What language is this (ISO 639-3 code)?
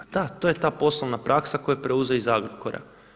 hrv